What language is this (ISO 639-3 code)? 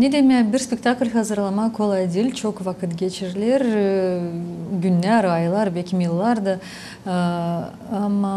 tur